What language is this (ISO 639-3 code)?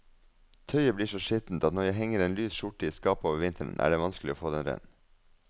nor